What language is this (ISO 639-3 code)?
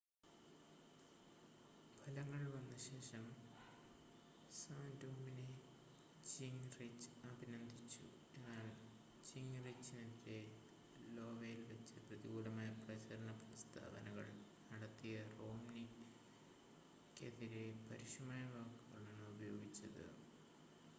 mal